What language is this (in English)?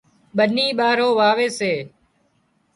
Wadiyara Koli